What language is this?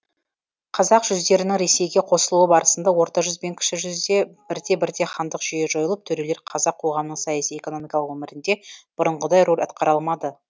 Kazakh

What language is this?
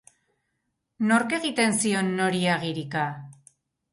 Basque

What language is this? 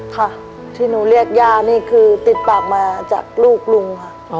Thai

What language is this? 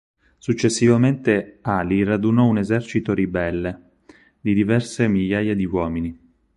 Italian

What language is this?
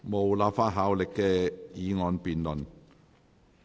Cantonese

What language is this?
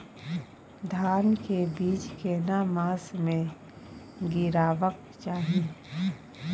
Maithili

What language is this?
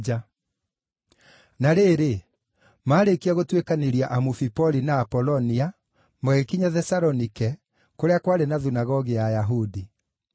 Kikuyu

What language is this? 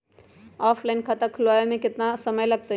Magahi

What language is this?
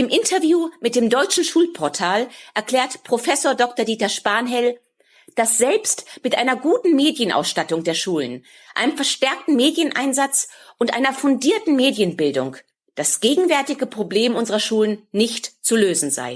German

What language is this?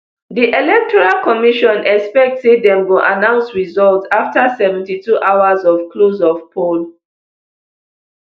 Nigerian Pidgin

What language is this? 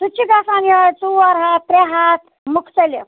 Kashmiri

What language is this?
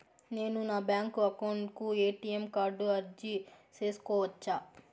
Telugu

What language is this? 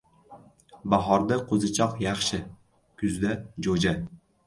Uzbek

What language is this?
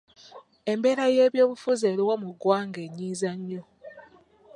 Ganda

